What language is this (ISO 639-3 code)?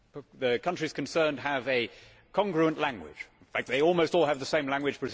eng